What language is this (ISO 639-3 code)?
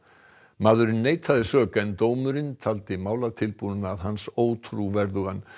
isl